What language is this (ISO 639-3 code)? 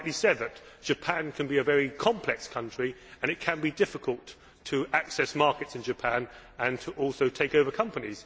eng